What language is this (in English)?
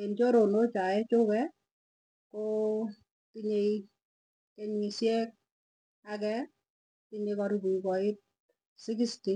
Tugen